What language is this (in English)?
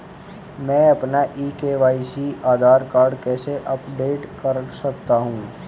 Hindi